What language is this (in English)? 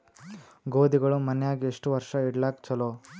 Kannada